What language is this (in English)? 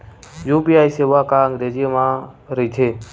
Chhattisgarhi